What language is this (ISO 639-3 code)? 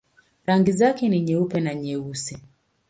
swa